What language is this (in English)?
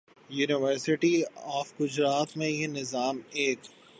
Urdu